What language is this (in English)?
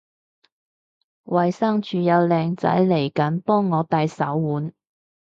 Cantonese